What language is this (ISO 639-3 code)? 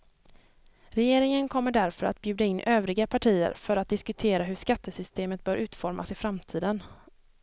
swe